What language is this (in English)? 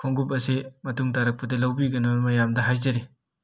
Manipuri